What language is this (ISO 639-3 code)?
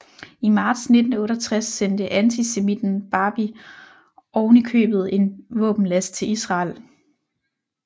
dan